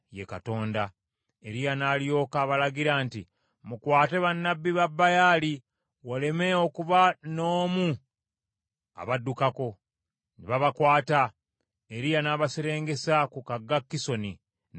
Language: Ganda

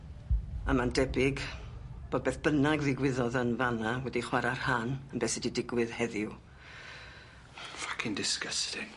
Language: Welsh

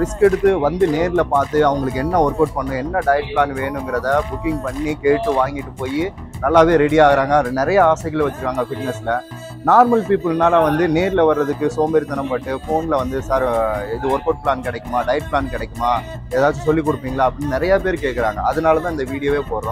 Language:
Japanese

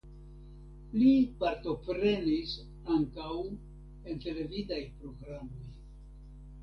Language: Esperanto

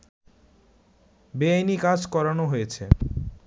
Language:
Bangla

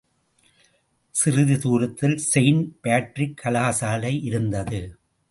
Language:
Tamil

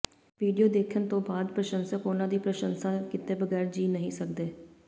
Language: Punjabi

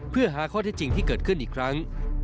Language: Thai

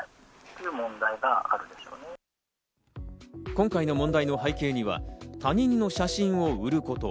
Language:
Japanese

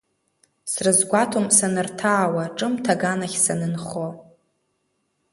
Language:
Abkhazian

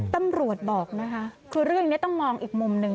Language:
Thai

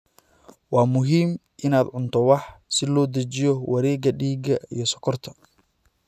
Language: Somali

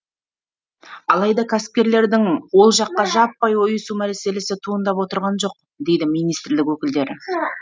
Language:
Kazakh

